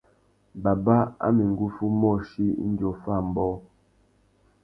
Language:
Tuki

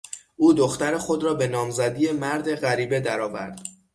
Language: Persian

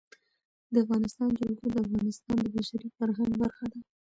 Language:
Pashto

